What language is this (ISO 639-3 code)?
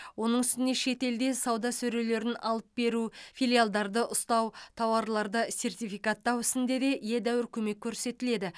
kaz